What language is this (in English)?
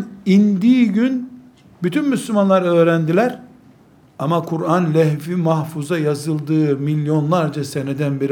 Turkish